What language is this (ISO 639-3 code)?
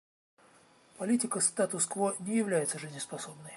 rus